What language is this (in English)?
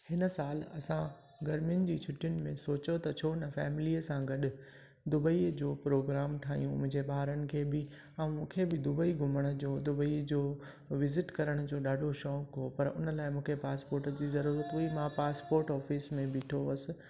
Sindhi